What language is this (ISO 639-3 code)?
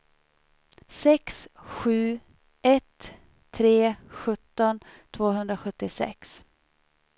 swe